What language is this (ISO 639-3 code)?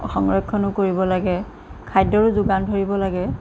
asm